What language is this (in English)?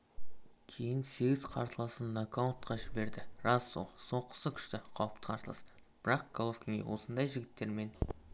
Kazakh